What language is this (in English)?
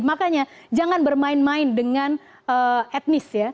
Indonesian